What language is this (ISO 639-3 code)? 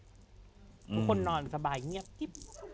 tha